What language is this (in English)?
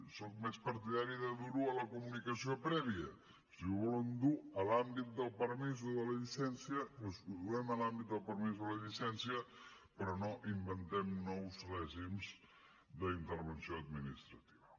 Catalan